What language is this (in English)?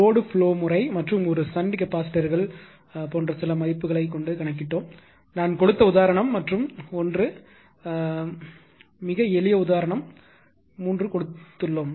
Tamil